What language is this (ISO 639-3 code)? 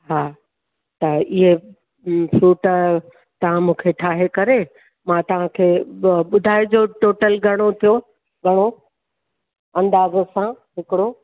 snd